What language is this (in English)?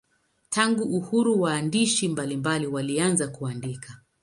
Swahili